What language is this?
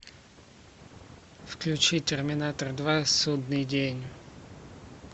Russian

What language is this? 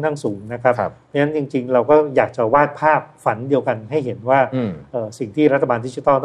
Thai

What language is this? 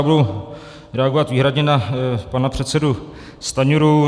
Czech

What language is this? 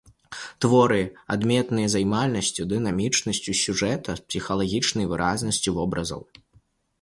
Belarusian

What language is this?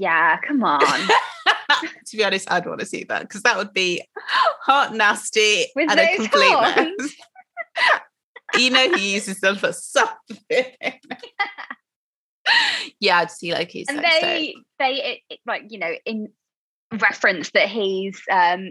English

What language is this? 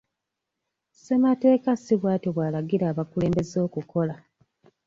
Ganda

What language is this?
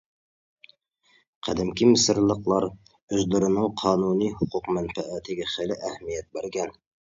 Uyghur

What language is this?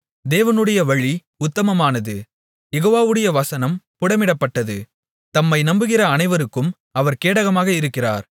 Tamil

